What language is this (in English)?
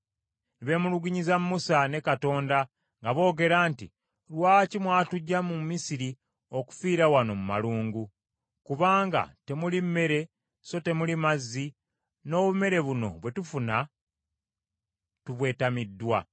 Ganda